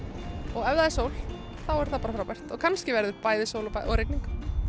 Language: Icelandic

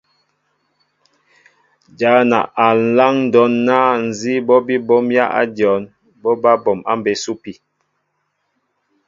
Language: Mbo (Cameroon)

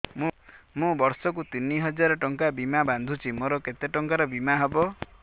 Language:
Odia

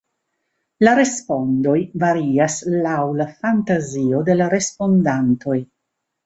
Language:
Esperanto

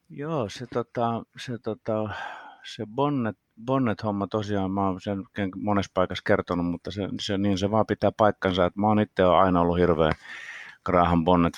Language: Finnish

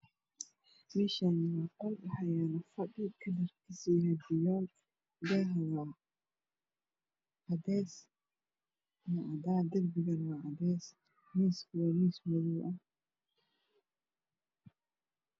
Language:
Somali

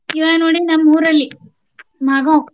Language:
Kannada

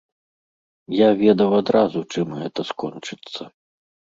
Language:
Belarusian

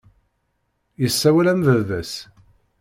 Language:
Kabyle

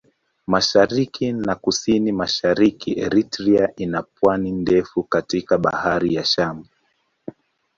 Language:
Swahili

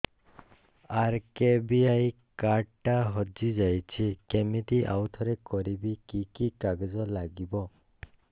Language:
Odia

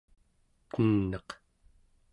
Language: Central Yupik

